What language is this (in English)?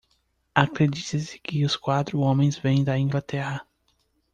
Portuguese